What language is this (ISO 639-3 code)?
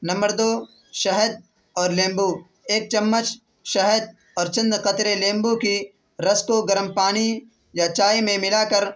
urd